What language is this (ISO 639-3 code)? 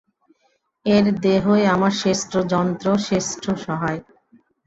ben